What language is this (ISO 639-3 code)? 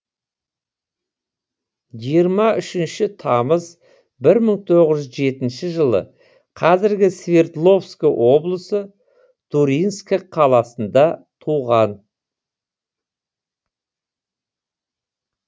kaz